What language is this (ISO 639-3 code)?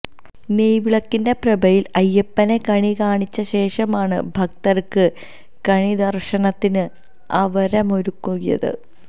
mal